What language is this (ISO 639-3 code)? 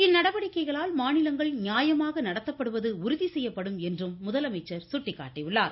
tam